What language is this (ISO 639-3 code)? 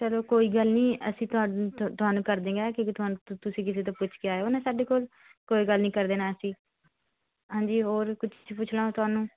pan